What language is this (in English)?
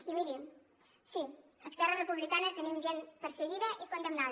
Catalan